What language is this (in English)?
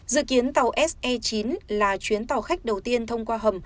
Vietnamese